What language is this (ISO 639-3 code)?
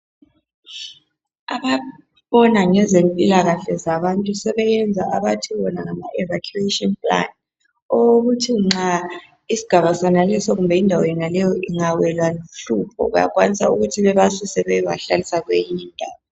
nde